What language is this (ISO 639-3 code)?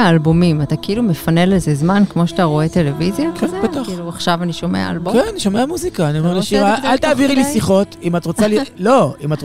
heb